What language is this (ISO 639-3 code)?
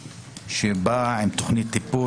heb